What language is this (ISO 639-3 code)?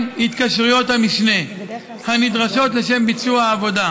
heb